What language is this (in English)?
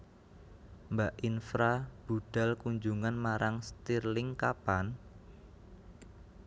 Javanese